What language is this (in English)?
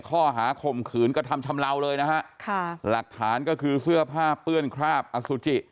Thai